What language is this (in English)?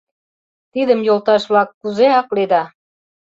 Mari